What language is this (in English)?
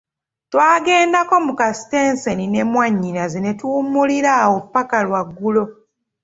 Ganda